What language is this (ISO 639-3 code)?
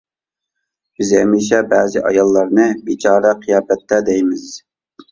uig